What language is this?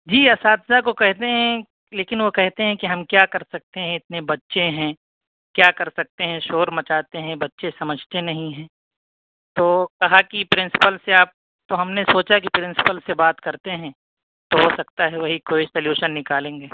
Urdu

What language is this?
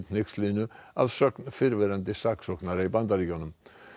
Icelandic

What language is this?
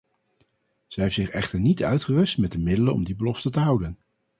Dutch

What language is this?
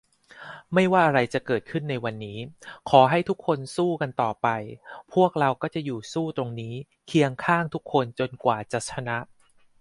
Thai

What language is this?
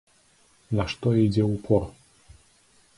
Belarusian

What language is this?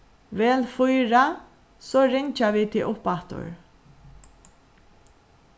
Faroese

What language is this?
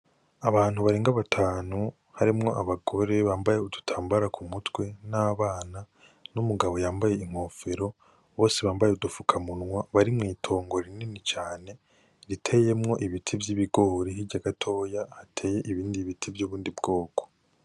Rundi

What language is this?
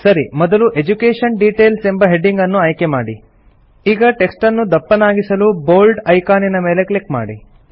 Kannada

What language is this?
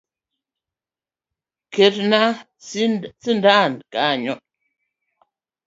Luo (Kenya and Tanzania)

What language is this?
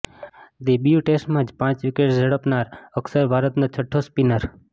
Gujarati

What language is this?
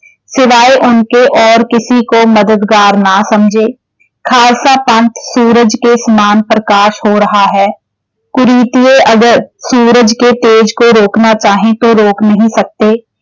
Punjabi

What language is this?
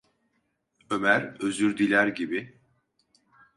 Turkish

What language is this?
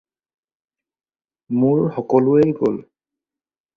Assamese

